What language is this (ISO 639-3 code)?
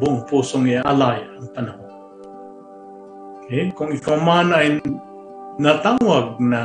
fil